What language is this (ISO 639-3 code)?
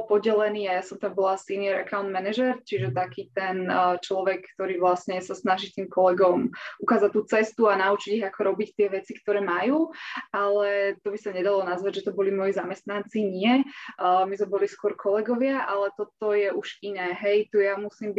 slk